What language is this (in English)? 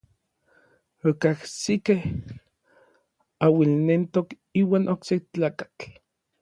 Orizaba Nahuatl